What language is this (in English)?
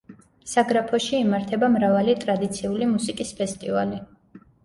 Georgian